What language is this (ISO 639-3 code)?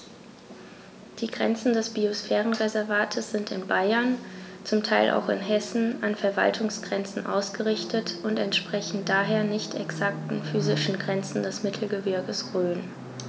deu